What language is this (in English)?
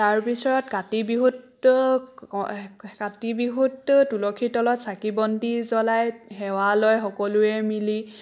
Assamese